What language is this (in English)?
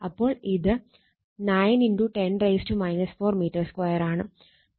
Malayalam